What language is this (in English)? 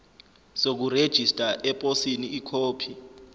Zulu